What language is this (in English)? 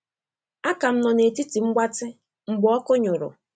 Igbo